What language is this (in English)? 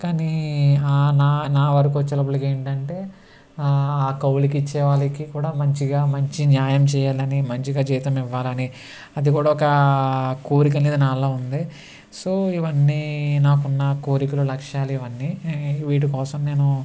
Telugu